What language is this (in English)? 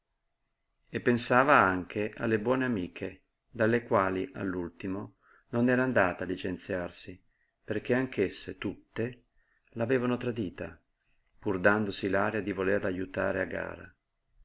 Italian